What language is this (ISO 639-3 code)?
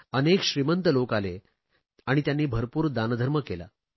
mar